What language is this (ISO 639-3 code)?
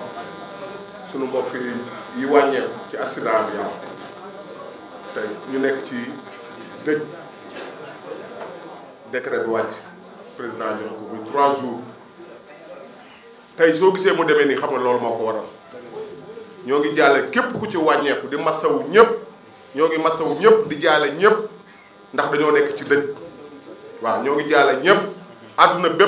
ind